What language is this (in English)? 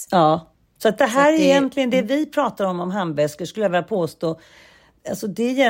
Swedish